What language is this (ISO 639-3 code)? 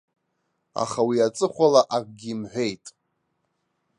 abk